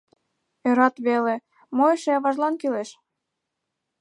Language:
Mari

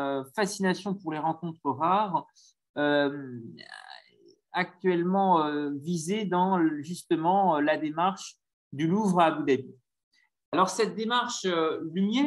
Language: French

